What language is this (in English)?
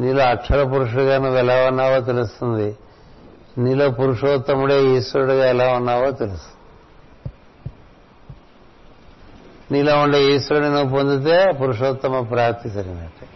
Telugu